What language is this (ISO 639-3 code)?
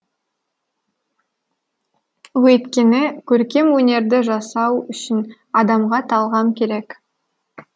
kaz